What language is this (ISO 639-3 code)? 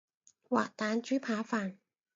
yue